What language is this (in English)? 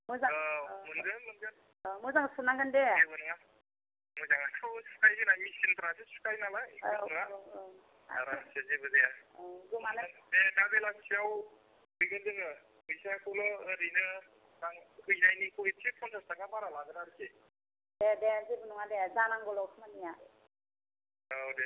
Bodo